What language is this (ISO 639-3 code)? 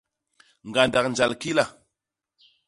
bas